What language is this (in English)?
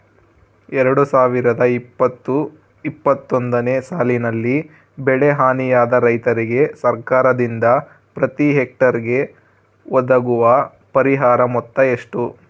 Kannada